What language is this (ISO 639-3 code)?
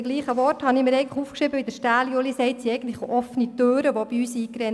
gsw